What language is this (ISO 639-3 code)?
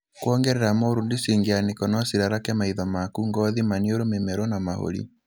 kik